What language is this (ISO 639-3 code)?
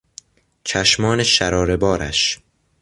fas